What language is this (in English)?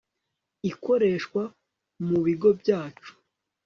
Kinyarwanda